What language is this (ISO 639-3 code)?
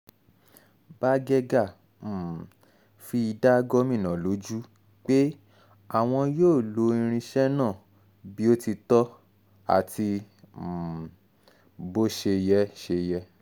yor